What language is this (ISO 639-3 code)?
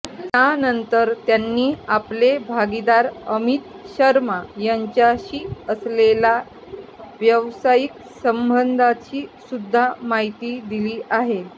mar